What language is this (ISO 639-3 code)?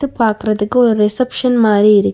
tam